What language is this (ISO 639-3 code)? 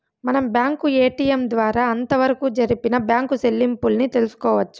tel